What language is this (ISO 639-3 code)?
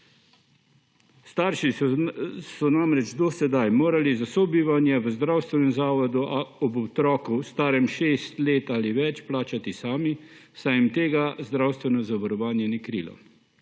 slv